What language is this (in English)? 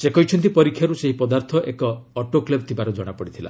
Odia